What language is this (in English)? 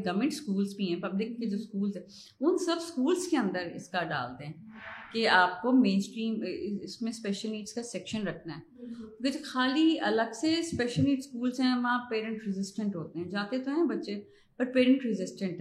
Urdu